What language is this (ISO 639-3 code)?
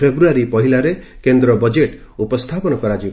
ori